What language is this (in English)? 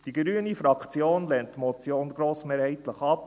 Swiss German